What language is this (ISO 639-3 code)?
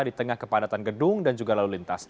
ind